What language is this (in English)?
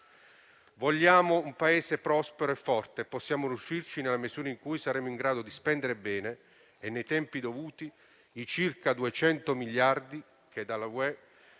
Italian